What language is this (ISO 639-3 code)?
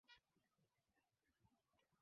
swa